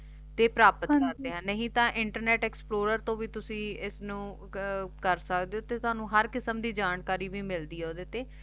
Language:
Punjabi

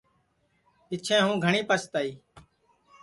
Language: Sansi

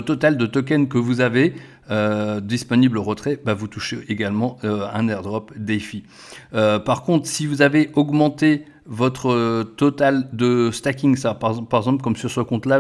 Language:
French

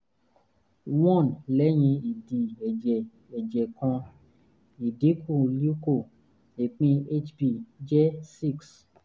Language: Yoruba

